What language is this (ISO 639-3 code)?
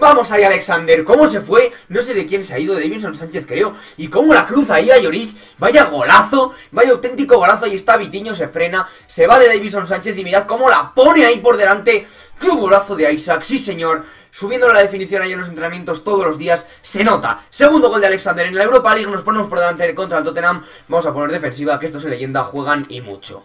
spa